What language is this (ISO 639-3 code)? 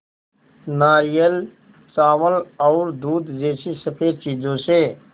hin